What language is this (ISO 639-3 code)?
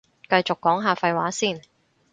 yue